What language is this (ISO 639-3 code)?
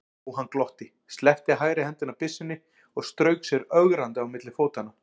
isl